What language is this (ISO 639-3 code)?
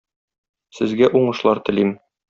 tat